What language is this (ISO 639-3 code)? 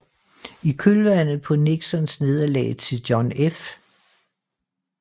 dan